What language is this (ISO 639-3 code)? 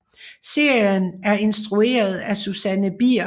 dan